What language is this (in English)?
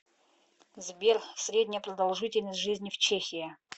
Russian